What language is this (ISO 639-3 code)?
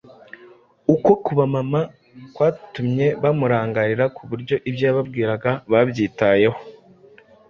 kin